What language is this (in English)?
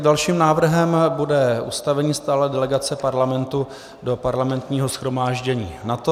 Czech